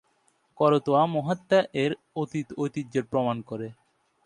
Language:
Bangla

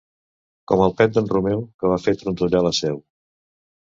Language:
Catalan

